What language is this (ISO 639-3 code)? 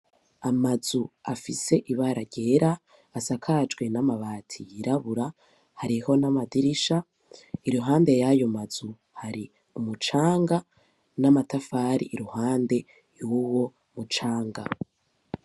run